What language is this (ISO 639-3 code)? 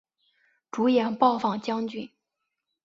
zho